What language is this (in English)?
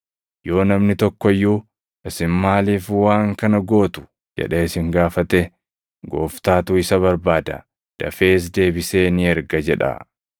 Oromo